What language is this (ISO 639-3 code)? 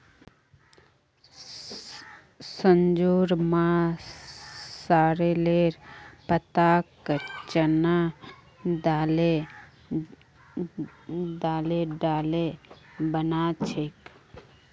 mag